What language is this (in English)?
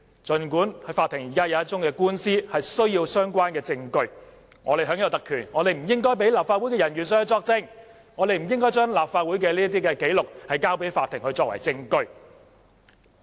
Cantonese